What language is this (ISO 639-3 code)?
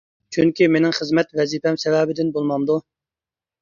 uig